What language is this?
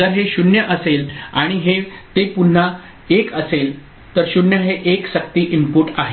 Marathi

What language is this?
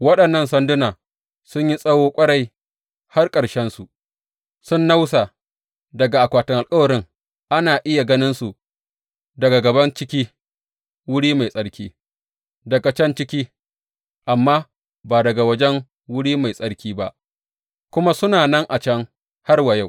Hausa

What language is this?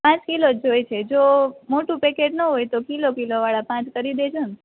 Gujarati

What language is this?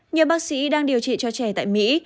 Vietnamese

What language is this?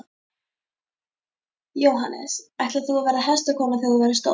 Icelandic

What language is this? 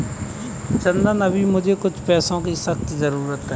Hindi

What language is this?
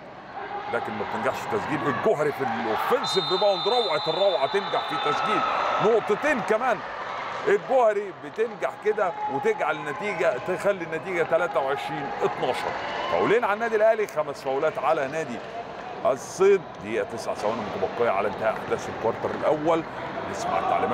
Arabic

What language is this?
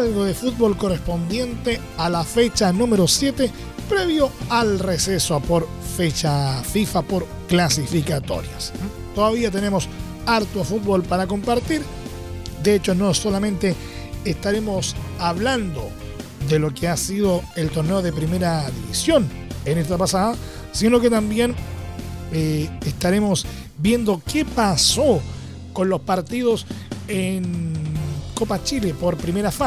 Spanish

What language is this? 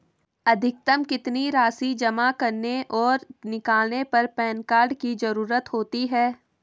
Hindi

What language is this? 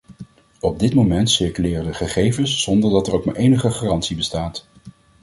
Dutch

